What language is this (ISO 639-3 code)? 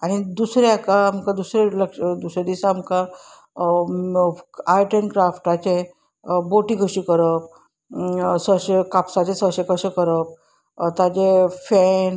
kok